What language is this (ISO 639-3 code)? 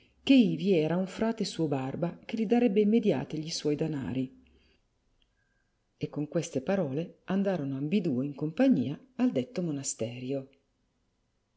ita